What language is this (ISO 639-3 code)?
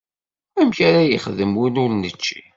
kab